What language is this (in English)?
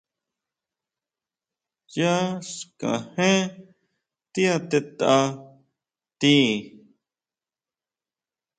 Huautla Mazatec